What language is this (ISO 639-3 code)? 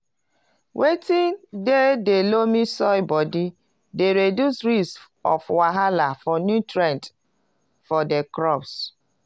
pcm